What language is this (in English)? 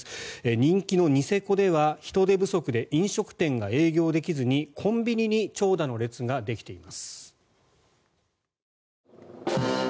Japanese